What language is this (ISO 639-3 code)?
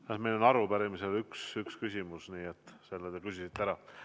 est